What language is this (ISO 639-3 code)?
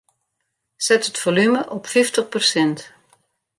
fry